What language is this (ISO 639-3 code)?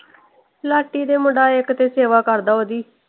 pan